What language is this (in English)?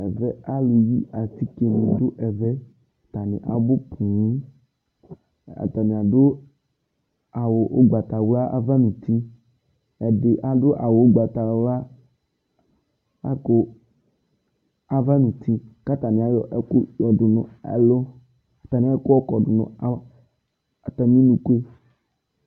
Ikposo